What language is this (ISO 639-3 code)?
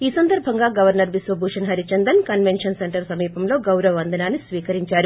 tel